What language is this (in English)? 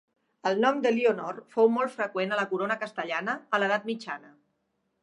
Catalan